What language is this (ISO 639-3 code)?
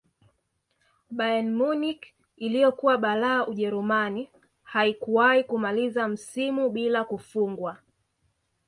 swa